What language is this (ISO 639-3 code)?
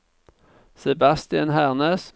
nor